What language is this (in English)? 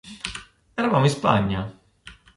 Italian